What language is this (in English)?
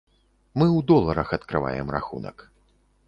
Belarusian